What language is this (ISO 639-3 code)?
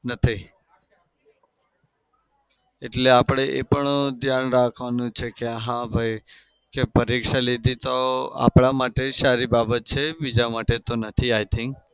guj